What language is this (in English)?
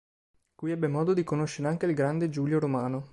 Italian